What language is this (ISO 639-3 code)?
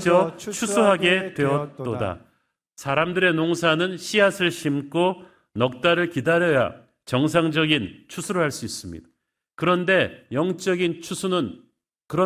kor